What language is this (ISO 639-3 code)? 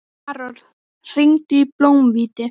isl